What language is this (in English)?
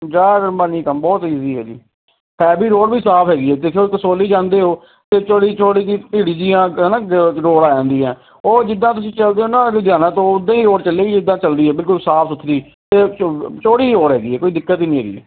Punjabi